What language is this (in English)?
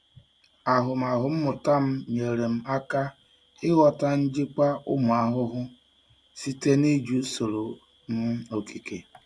Igbo